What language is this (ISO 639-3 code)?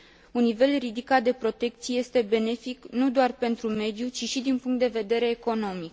ron